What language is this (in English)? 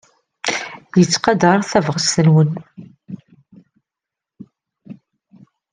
Kabyle